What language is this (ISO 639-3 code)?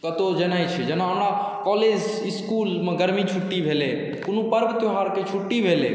mai